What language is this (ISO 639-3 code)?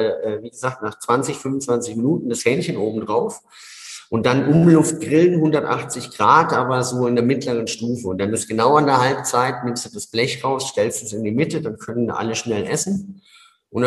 deu